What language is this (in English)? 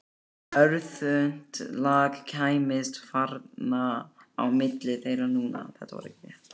Icelandic